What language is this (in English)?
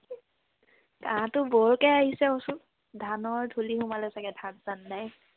Assamese